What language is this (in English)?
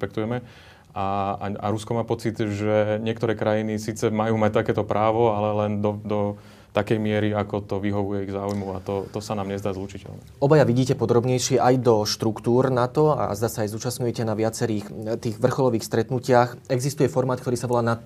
Slovak